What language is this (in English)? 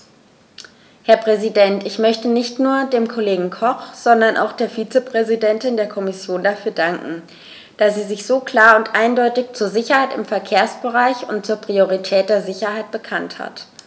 German